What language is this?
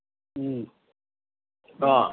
Assamese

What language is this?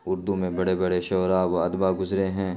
Urdu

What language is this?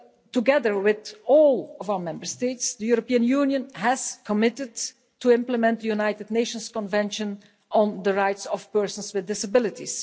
English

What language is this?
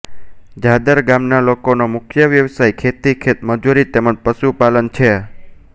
Gujarati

